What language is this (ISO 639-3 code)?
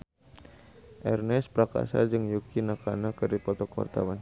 sun